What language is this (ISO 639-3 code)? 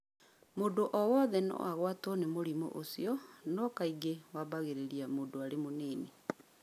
kik